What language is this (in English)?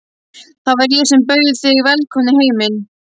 Icelandic